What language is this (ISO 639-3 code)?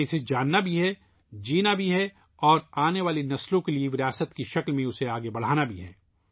urd